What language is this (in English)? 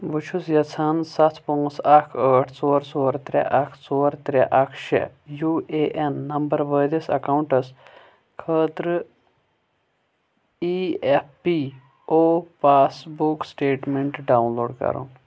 Kashmiri